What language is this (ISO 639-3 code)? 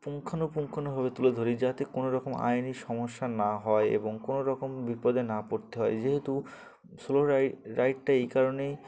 ben